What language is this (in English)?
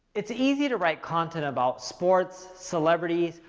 English